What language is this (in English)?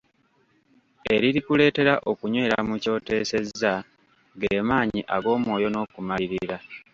Ganda